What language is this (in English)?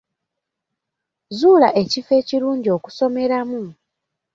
Ganda